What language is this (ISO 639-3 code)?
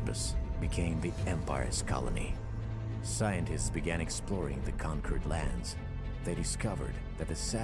eng